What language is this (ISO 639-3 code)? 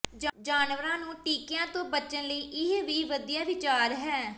pan